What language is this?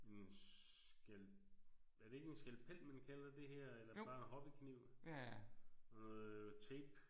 Danish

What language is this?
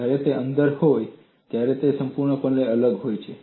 Gujarati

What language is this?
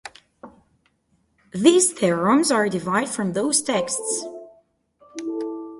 English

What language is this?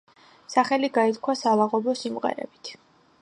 Georgian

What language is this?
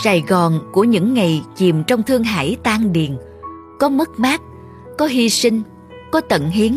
Vietnamese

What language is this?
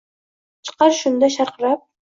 Uzbek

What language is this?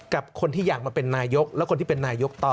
Thai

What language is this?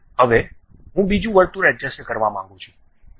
Gujarati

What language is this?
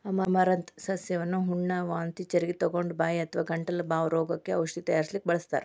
Kannada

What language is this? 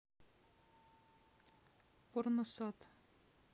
Russian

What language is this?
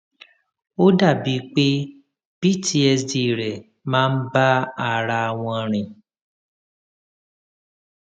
Yoruba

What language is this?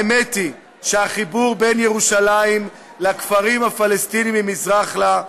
Hebrew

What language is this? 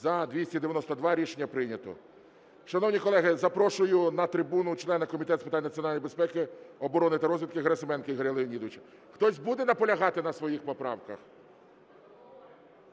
Ukrainian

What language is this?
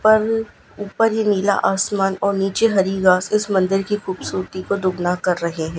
Hindi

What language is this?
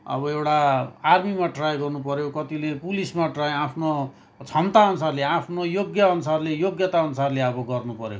Nepali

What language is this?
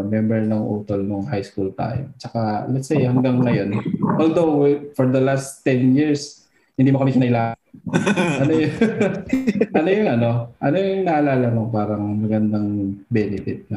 Filipino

